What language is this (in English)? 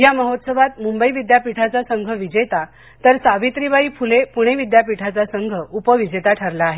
Marathi